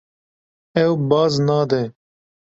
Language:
Kurdish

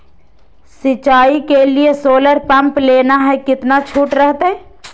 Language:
Magahi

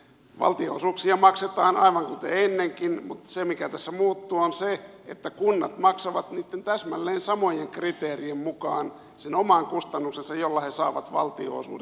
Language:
Finnish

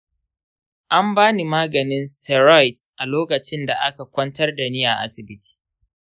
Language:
Hausa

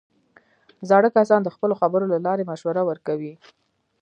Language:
Pashto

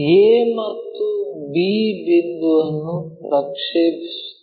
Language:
Kannada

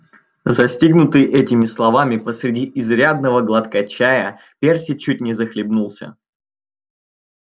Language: Russian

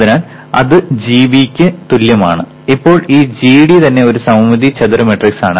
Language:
Malayalam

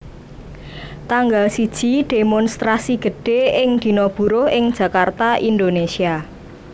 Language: Javanese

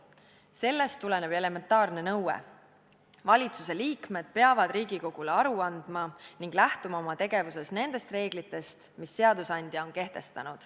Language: Estonian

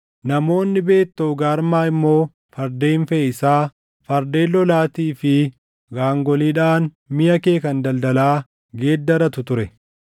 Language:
Oromo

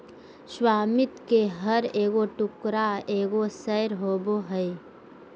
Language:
Magahi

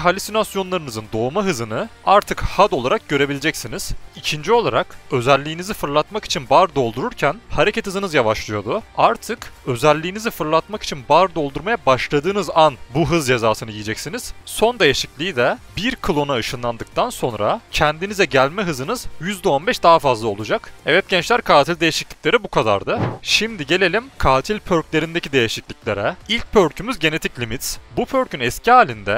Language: Turkish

